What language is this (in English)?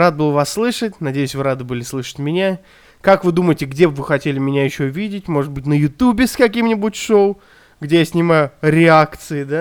Russian